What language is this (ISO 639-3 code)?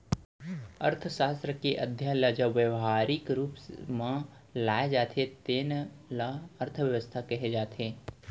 hne